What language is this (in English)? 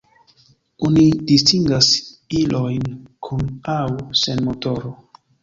Esperanto